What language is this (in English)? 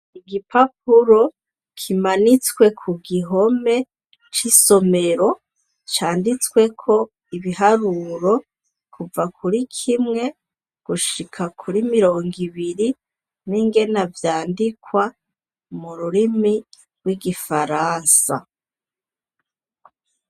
Rundi